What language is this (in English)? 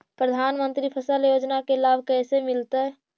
Magahi